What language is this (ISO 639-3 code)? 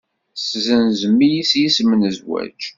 kab